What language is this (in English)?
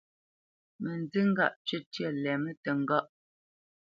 Bamenyam